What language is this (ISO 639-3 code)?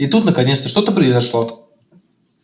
rus